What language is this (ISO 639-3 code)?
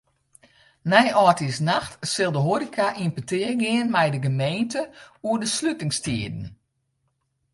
fry